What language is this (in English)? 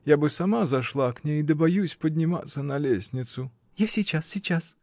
Russian